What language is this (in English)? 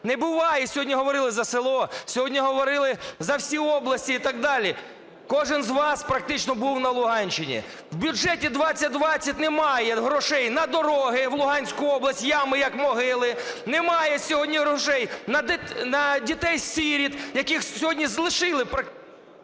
Ukrainian